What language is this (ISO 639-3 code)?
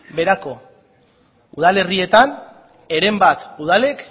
eus